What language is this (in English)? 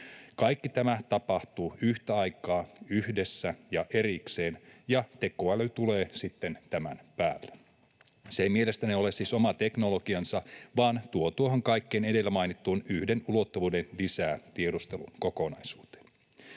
Finnish